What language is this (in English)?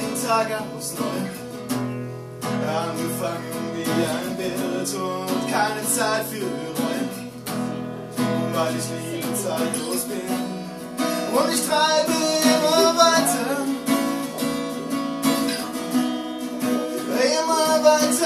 Turkish